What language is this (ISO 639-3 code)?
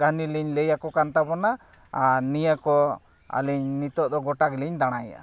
sat